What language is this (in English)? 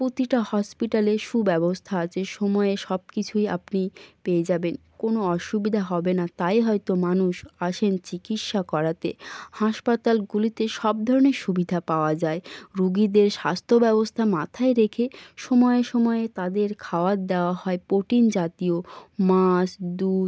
Bangla